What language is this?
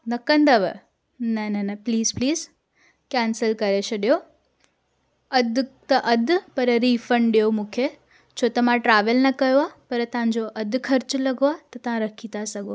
Sindhi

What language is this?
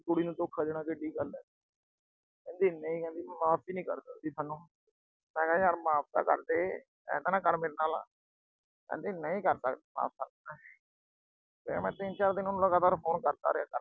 Punjabi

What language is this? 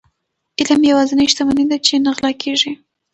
Pashto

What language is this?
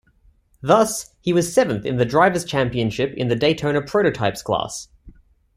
English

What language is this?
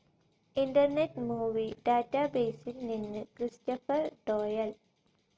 Malayalam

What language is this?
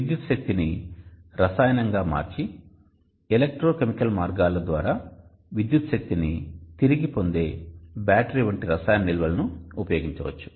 Telugu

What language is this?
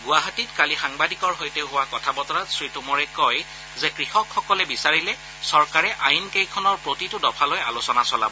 Assamese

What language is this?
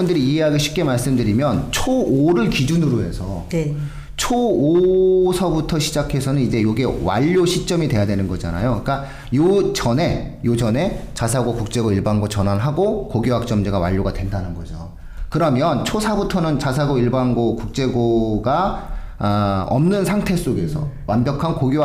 Korean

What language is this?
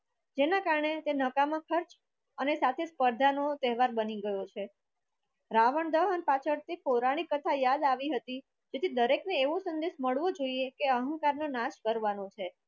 Gujarati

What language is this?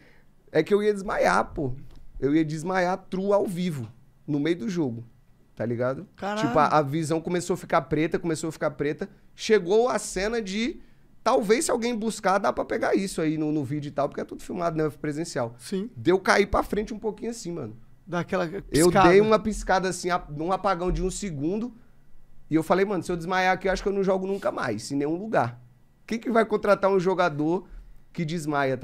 Portuguese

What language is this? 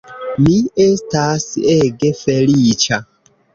Esperanto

